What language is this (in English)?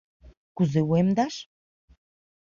Mari